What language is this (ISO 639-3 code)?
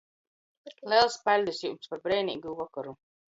ltg